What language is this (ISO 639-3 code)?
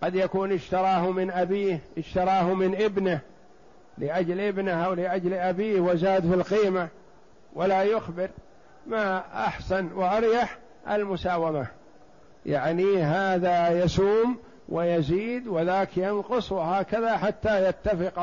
ara